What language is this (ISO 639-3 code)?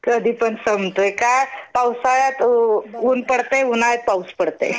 mar